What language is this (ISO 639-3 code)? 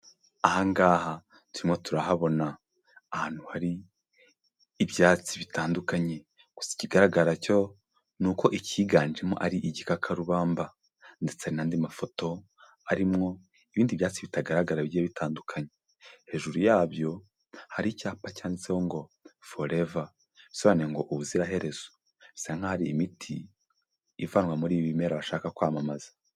kin